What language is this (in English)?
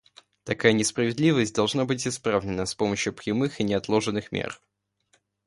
Russian